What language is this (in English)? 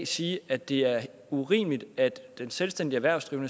Danish